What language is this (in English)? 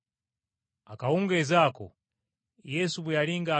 Ganda